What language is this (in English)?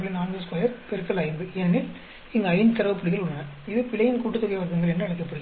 Tamil